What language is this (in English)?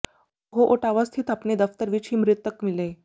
Punjabi